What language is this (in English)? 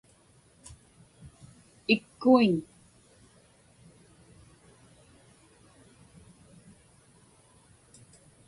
Inupiaq